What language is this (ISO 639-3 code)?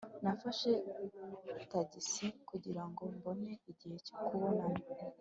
kin